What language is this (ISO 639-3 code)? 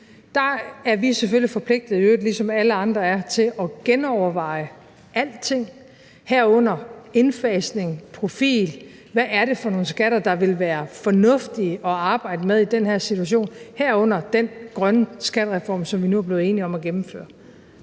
dan